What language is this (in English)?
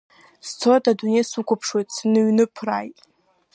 Abkhazian